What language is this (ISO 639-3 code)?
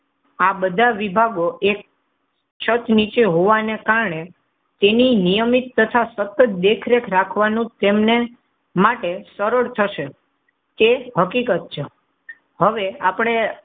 guj